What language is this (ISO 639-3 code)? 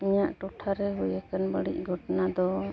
sat